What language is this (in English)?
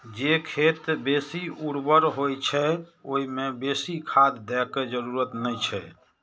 Maithili